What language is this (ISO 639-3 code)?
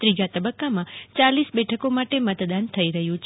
guj